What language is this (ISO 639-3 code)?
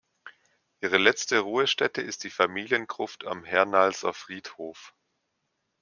deu